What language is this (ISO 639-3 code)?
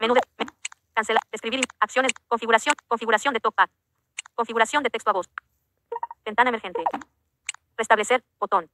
spa